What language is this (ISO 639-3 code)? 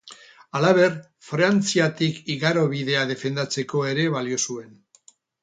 eus